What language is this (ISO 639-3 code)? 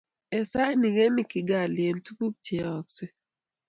kln